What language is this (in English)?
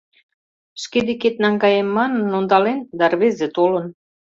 Mari